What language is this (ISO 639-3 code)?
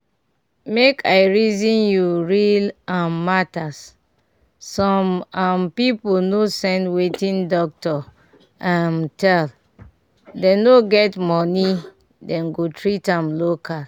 pcm